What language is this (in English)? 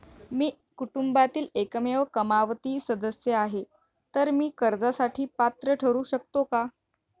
Marathi